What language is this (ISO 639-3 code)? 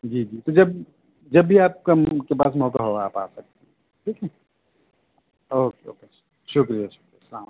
urd